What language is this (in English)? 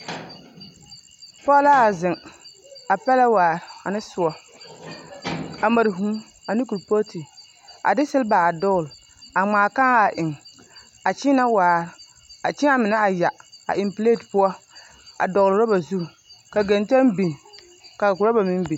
Southern Dagaare